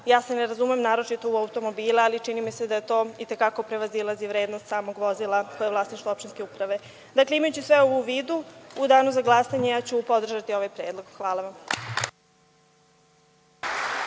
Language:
Serbian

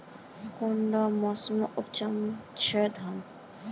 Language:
Magahi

